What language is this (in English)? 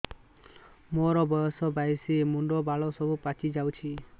Odia